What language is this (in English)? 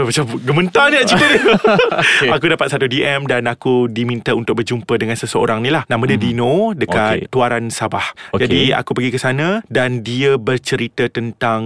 Malay